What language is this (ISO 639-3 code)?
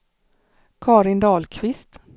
swe